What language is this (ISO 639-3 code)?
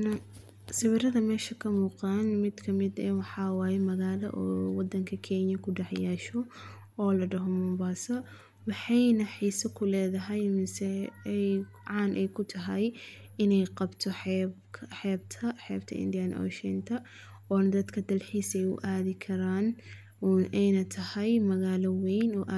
som